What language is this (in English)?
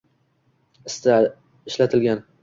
Uzbek